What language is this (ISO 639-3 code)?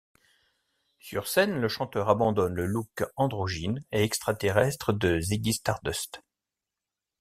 fra